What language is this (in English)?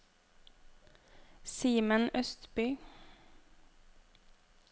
Norwegian